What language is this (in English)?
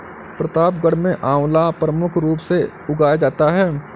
Hindi